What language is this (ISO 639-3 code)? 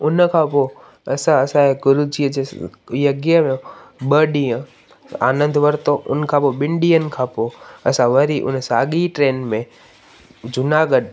snd